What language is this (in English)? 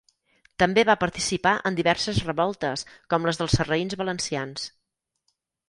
Catalan